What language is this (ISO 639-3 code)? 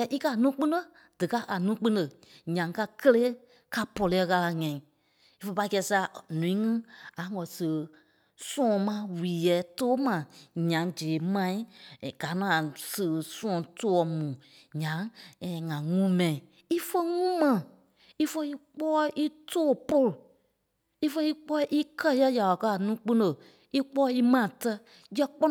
kpe